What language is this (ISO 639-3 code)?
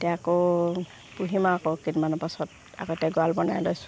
asm